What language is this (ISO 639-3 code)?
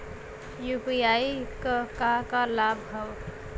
bho